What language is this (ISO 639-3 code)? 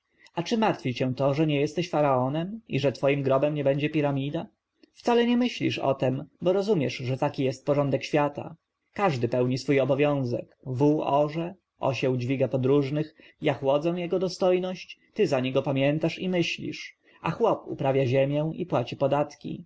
pol